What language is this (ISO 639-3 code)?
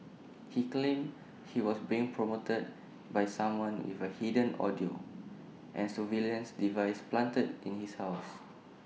eng